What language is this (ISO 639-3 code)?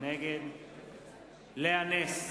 heb